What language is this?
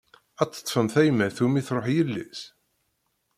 Kabyle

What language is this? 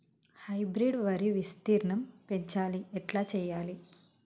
Telugu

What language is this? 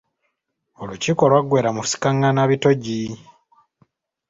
Ganda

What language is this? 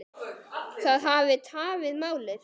Icelandic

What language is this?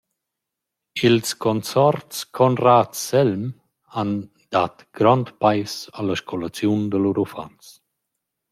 Romansh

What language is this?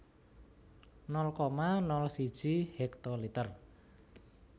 Javanese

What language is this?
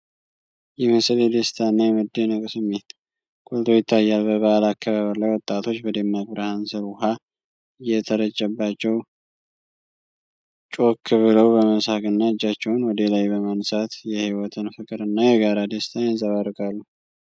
Amharic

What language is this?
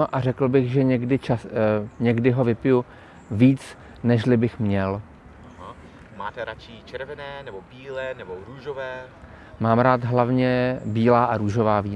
Czech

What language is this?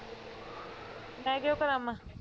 Punjabi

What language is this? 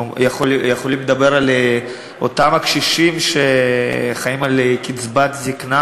Hebrew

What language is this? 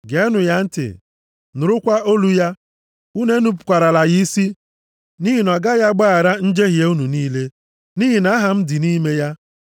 Igbo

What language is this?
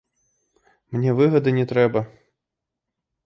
Belarusian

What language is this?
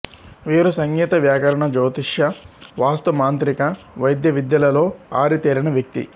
Telugu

